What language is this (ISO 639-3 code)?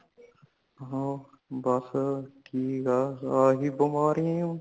pan